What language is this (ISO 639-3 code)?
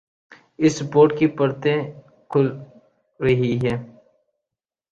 urd